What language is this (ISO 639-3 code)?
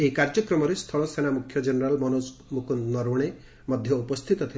ori